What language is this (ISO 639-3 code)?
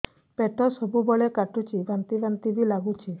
ori